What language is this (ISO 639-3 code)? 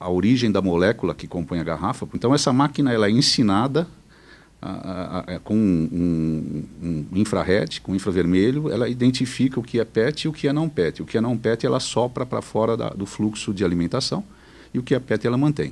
por